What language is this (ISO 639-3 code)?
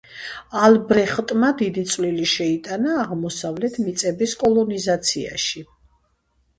kat